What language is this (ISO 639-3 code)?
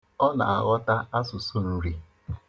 ibo